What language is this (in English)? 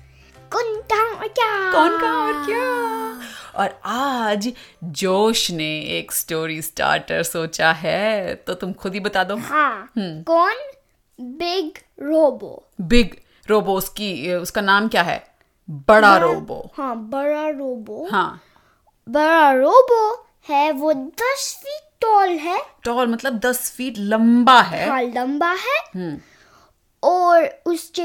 Hindi